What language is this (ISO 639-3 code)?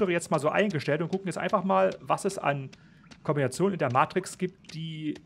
deu